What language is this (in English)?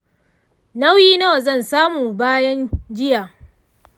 Hausa